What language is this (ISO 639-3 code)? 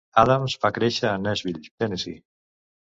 cat